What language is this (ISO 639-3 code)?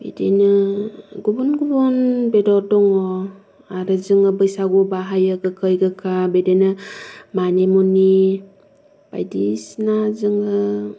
brx